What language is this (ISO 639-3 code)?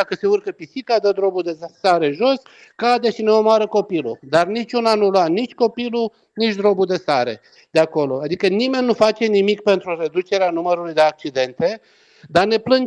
ron